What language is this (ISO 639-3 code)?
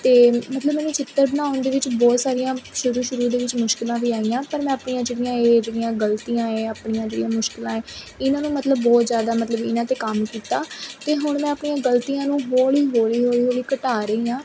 pan